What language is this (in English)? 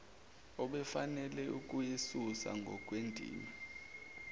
Zulu